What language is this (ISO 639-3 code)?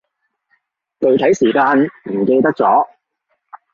yue